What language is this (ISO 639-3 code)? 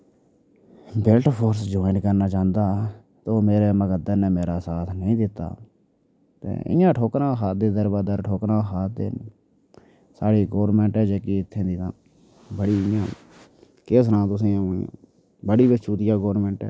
doi